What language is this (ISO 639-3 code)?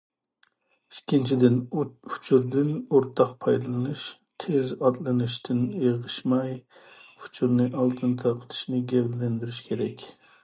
uig